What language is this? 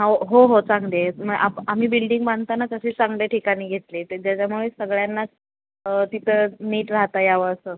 Marathi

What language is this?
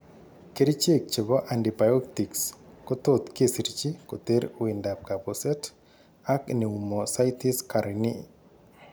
Kalenjin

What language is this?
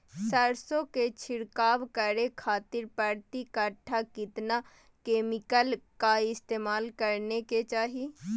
Magahi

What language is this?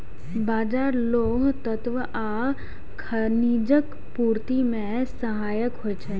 Maithili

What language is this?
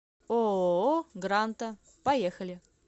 Russian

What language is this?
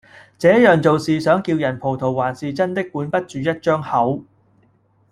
Cantonese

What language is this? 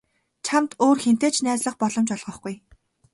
Mongolian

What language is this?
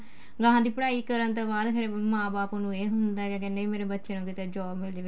Punjabi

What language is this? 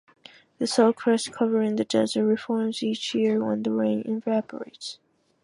English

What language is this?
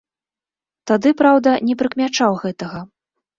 Belarusian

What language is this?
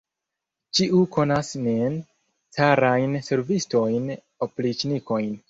Esperanto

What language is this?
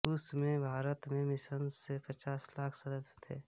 Hindi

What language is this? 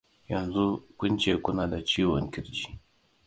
Hausa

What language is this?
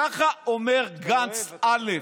Hebrew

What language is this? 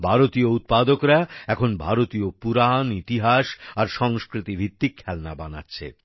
Bangla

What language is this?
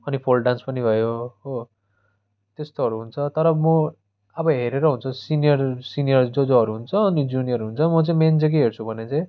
Nepali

